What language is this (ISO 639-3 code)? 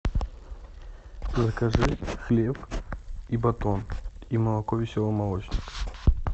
rus